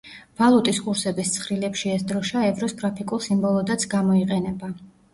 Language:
Georgian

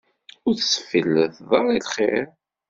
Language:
Kabyle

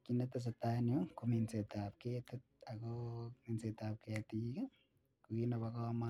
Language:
Kalenjin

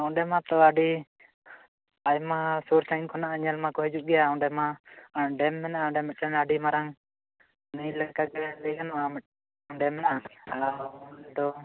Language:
Santali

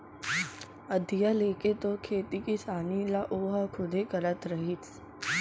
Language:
Chhattisgarhi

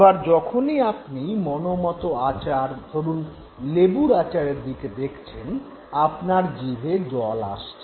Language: Bangla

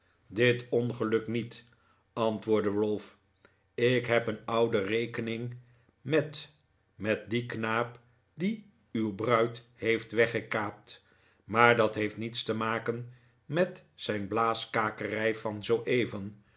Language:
Dutch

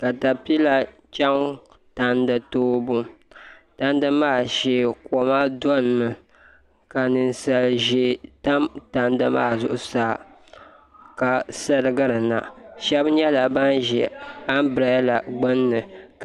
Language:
Dagbani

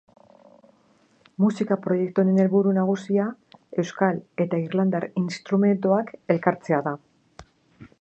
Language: Basque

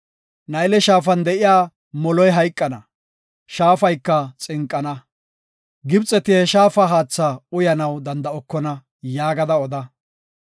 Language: Gofa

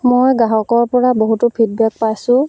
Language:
Assamese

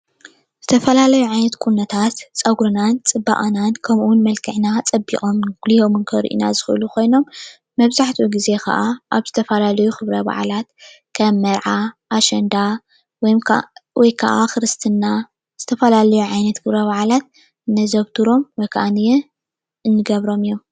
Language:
Tigrinya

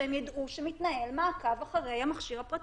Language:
Hebrew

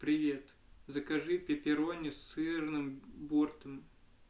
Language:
Russian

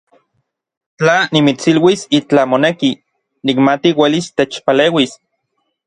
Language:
Orizaba Nahuatl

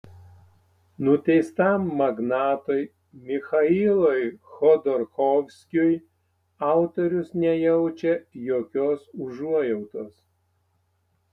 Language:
Lithuanian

